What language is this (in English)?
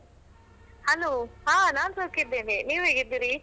Kannada